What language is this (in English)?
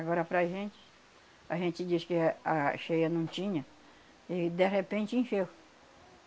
Portuguese